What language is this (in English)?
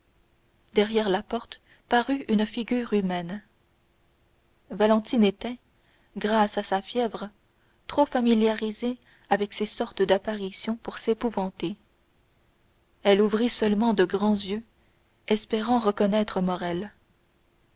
French